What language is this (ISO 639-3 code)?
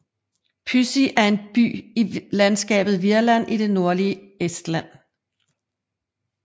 dan